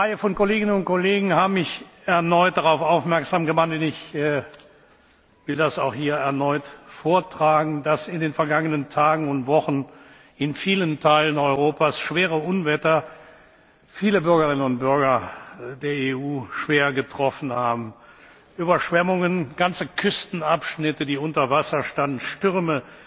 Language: German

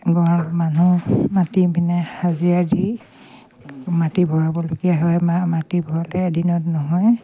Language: Assamese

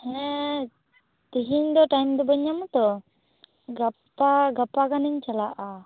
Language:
Santali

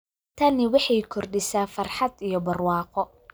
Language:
Somali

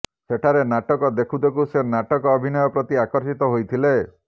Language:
Odia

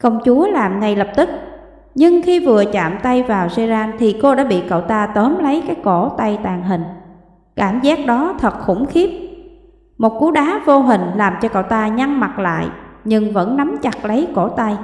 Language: Vietnamese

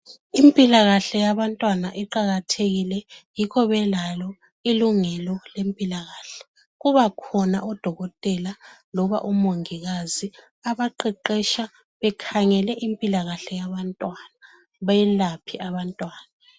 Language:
North Ndebele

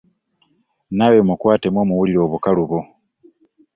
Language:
Ganda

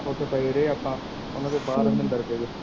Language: Punjabi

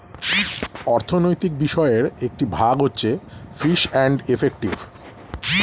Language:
Bangla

